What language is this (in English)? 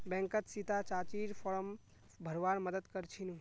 Magahi